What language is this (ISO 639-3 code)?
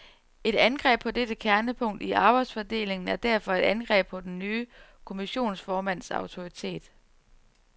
dan